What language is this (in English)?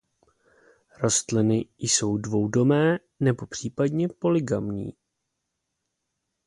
Czech